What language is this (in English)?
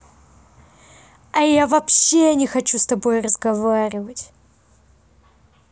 Russian